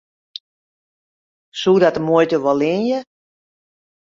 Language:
Western Frisian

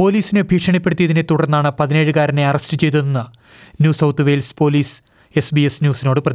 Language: Malayalam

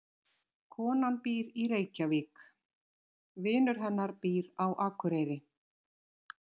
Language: Icelandic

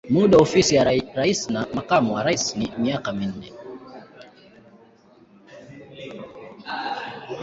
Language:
Swahili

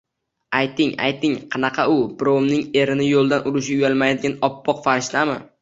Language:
Uzbek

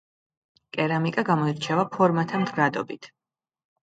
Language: Georgian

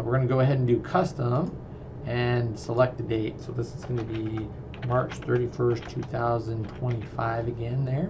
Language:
English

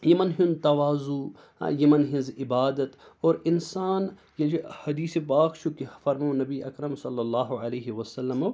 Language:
Kashmiri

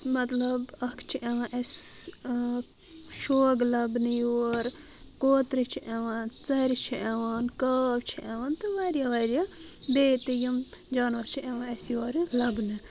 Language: Kashmiri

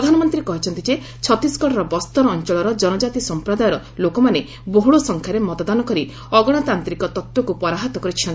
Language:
Odia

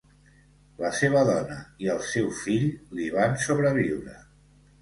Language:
Catalan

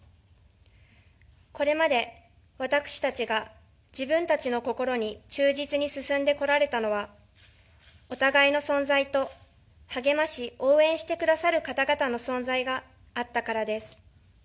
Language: Japanese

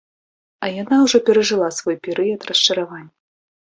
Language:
Belarusian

